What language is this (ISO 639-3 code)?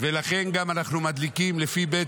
heb